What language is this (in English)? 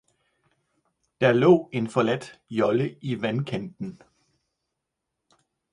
Danish